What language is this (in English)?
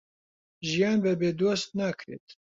Central Kurdish